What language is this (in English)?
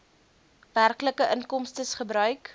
Afrikaans